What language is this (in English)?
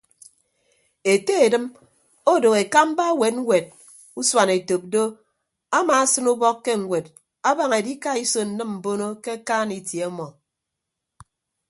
Ibibio